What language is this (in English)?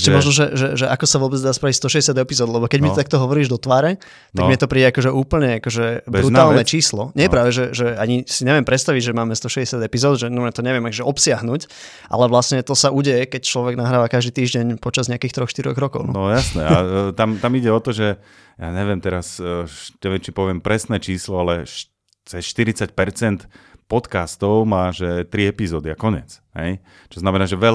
Slovak